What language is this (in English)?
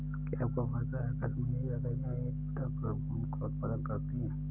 Hindi